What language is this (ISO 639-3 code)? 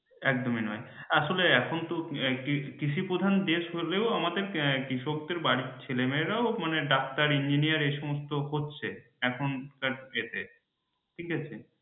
ben